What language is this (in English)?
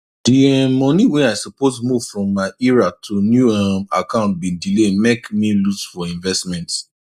Nigerian Pidgin